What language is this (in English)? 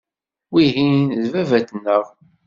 Kabyle